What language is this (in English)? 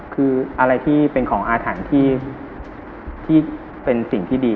Thai